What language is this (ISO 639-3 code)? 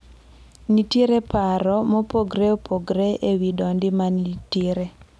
luo